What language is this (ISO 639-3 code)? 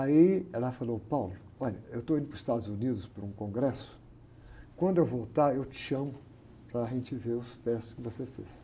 por